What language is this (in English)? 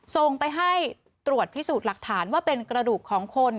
Thai